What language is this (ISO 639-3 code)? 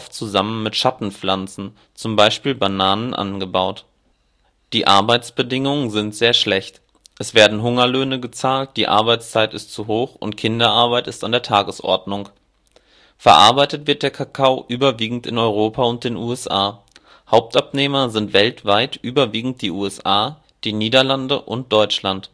deu